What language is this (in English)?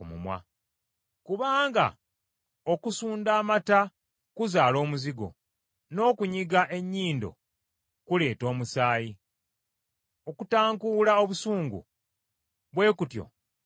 Ganda